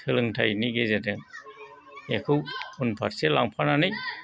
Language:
Bodo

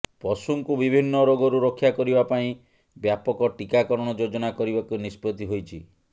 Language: Odia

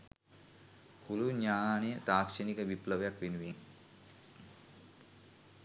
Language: Sinhala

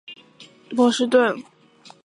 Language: Chinese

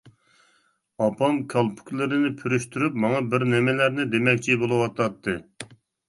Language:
Uyghur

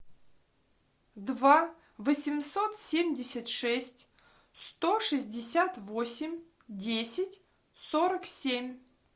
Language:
Russian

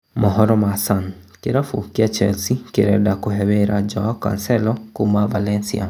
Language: Kikuyu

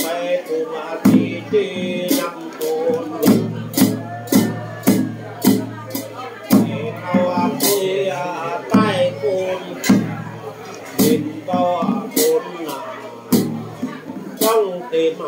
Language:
Thai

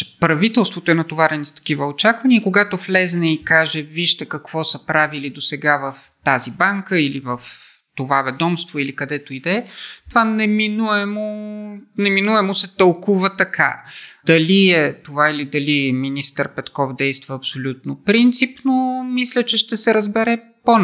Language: Bulgarian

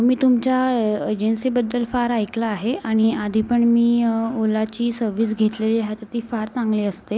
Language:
Marathi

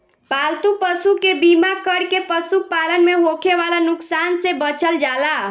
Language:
Bhojpuri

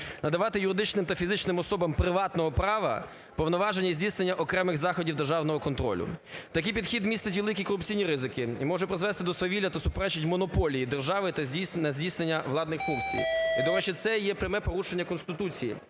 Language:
Ukrainian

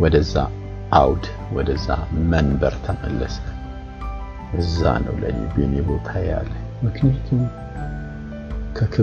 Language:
Amharic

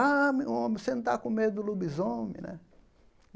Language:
Portuguese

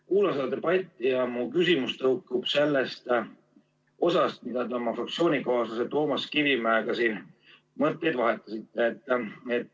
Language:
Estonian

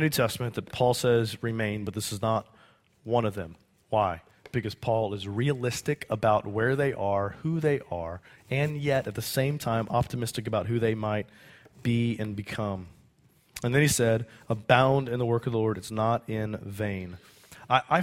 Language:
English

